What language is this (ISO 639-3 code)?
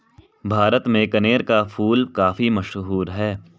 hin